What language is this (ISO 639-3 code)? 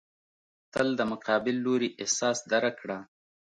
pus